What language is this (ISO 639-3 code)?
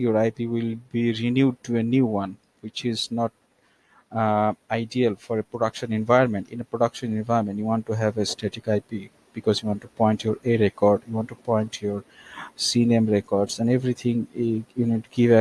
eng